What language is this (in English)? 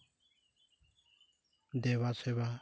Santali